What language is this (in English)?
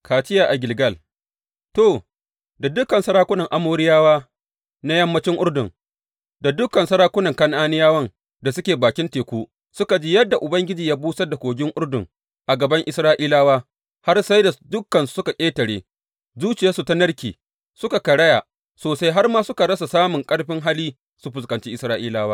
Hausa